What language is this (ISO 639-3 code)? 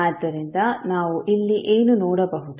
kan